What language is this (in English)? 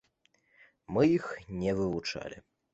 Belarusian